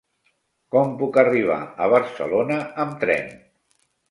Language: Catalan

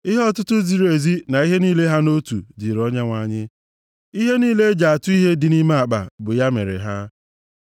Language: Igbo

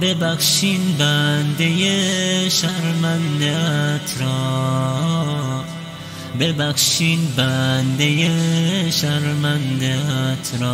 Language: Persian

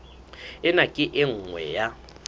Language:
Southern Sotho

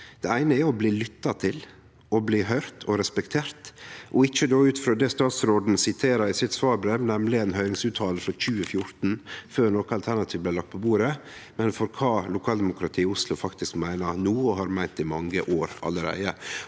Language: Norwegian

